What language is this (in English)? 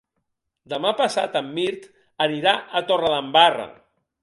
Catalan